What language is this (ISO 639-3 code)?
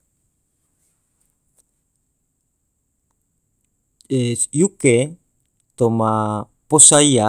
tvo